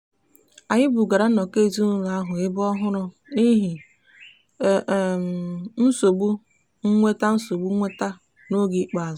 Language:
Igbo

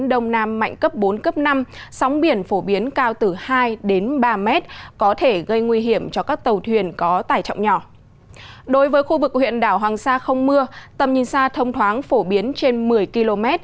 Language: Vietnamese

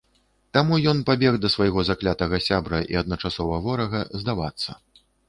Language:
Belarusian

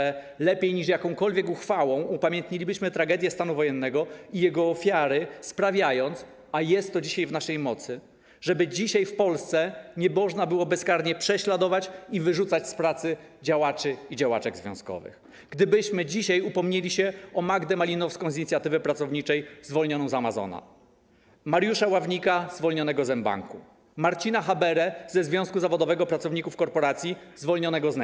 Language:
Polish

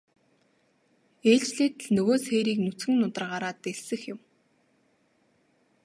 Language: Mongolian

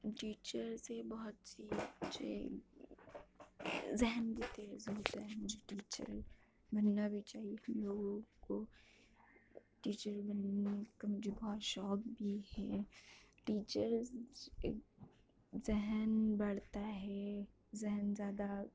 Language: Urdu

